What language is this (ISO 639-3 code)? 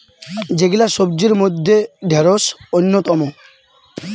ben